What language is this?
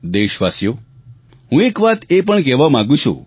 Gujarati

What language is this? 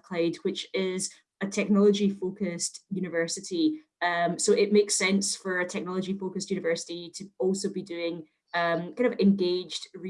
English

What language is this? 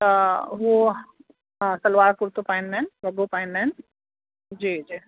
Sindhi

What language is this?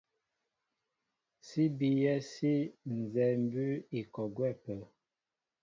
Mbo (Cameroon)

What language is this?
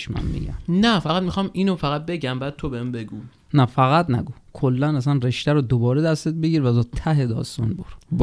Persian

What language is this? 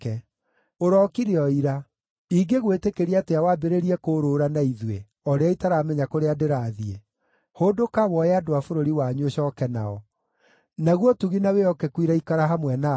Kikuyu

